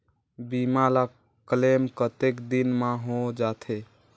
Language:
Chhattisgarhi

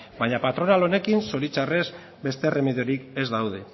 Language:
Basque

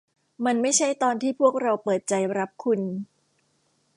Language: Thai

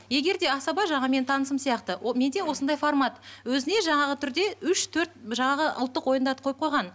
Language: Kazakh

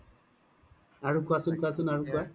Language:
Assamese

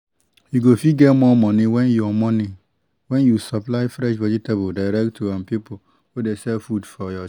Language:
Nigerian Pidgin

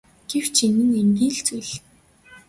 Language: Mongolian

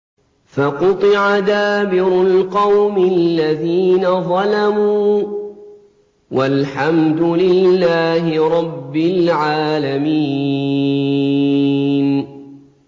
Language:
Arabic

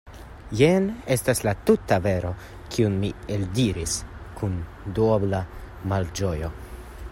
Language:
Esperanto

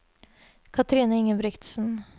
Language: Norwegian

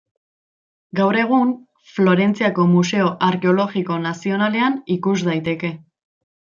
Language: Basque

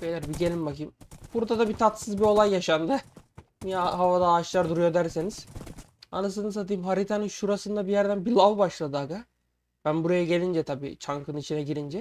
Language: Turkish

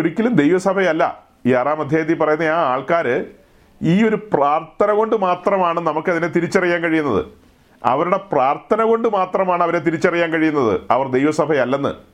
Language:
Malayalam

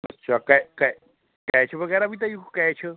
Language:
Punjabi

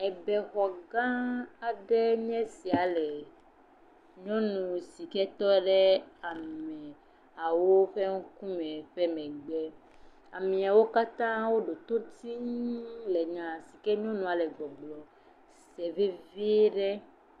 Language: Ewe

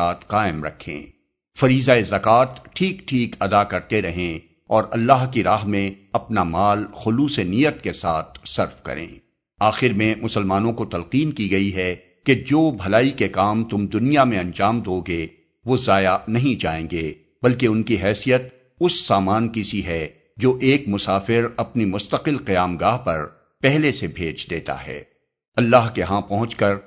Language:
Urdu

